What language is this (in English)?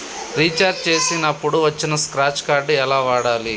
Telugu